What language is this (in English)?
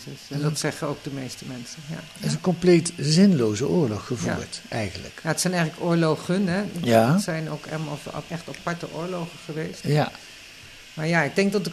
Dutch